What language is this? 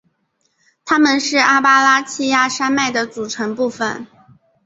Chinese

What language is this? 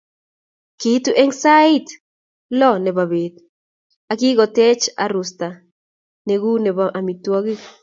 Kalenjin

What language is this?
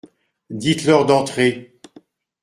French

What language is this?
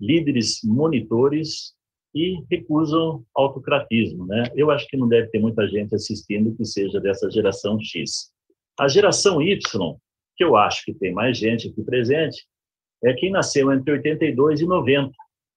Portuguese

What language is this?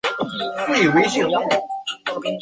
Chinese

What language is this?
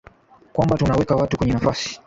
Swahili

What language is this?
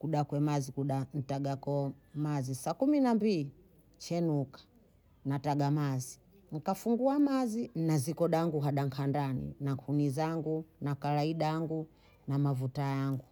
Bondei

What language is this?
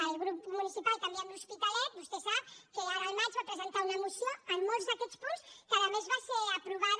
Catalan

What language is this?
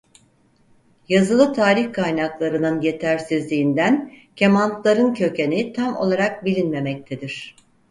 Turkish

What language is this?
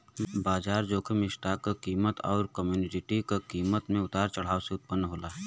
Bhojpuri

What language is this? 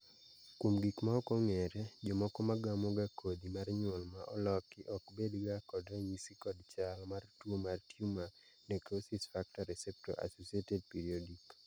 Luo (Kenya and Tanzania)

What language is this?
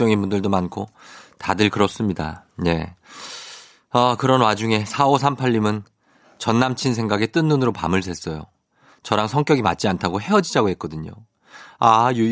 Korean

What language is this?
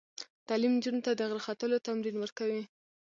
Pashto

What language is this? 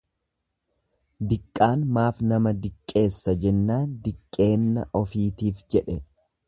Oromo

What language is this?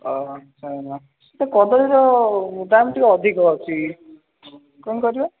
Odia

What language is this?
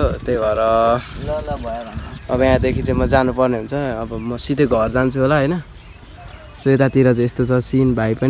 Thai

